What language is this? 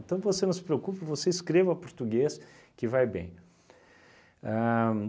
Portuguese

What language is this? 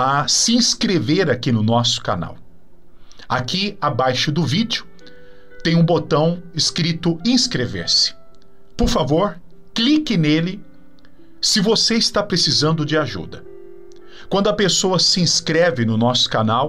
Portuguese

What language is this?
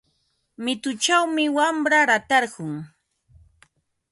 Ambo-Pasco Quechua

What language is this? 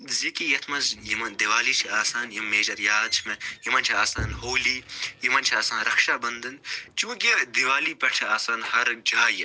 Kashmiri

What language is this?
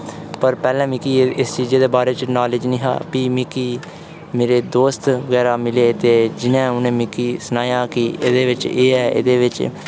Dogri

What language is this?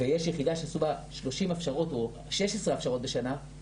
Hebrew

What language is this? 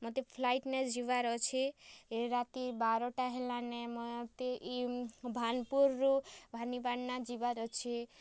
Odia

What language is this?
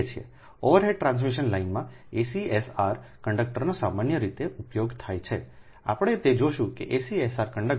Gujarati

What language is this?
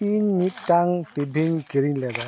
Santali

